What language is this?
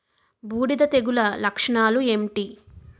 Telugu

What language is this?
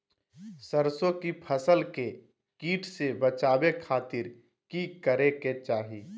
Magahi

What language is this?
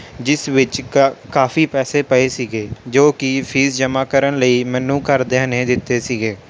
Punjabi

